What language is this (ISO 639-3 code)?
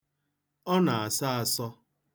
ibo